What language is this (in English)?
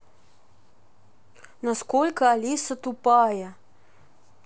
Russian